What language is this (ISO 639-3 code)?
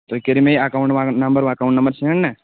kas